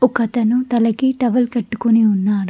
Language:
Telugu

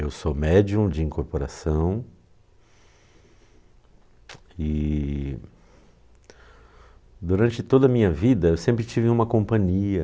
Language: Portuguese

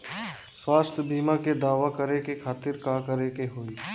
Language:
Bhojpuri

